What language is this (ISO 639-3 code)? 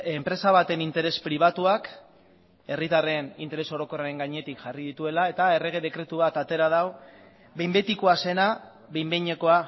eus